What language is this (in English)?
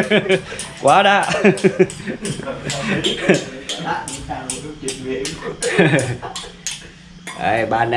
Vietnamese